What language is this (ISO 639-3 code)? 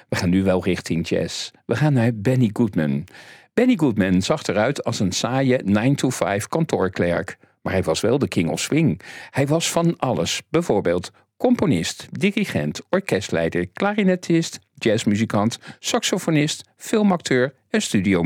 nld